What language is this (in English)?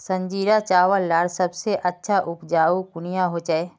Magahi